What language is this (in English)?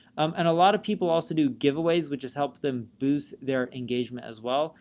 English